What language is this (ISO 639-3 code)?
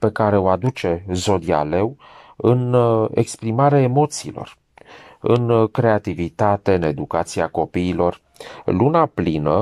ron